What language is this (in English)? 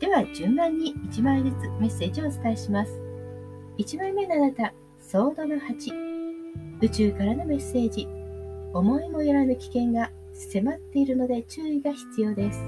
Japanese